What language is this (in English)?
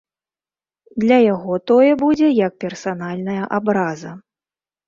Belarusian